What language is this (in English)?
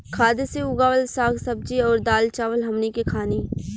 Bhojpuri